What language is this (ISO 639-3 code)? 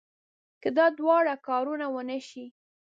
pus